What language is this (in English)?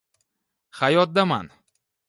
Uzbek